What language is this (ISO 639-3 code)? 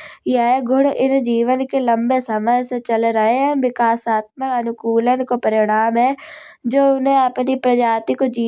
bjj